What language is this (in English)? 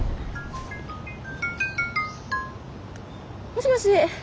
Japanese